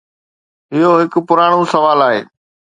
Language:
Sindhi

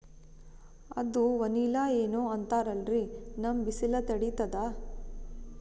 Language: Kannada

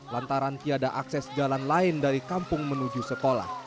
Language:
Indonesian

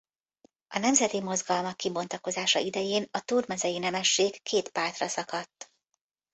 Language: Hungarian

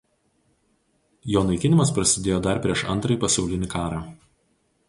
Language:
Lithuanian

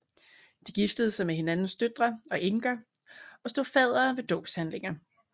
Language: Danish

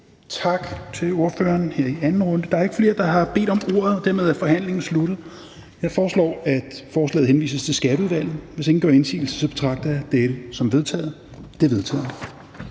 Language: Danish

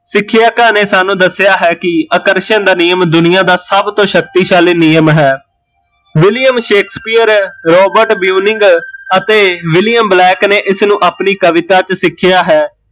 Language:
Punjabi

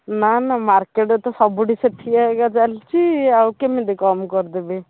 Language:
Odia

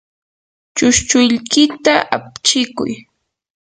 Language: Yanahuanca Pasco Quechua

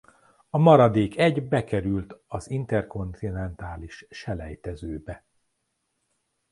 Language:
Hungarian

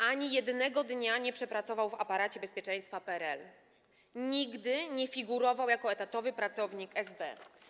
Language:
Polish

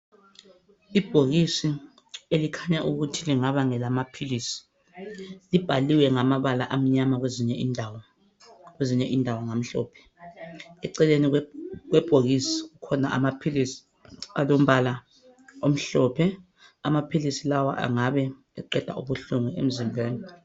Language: North Ndebele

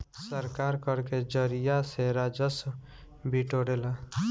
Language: Bhojpuri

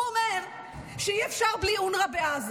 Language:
Hebrew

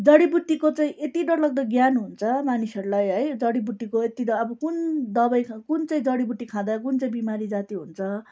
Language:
Nepali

